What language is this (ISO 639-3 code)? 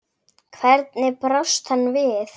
isl